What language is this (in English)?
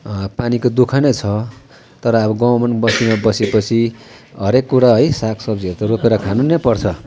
Nepali